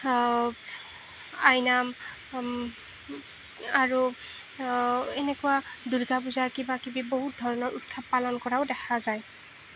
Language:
Assamese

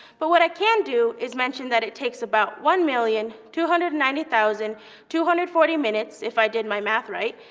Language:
English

